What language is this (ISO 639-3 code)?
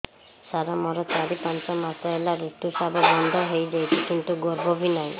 ori